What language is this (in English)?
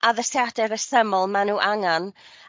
Welsh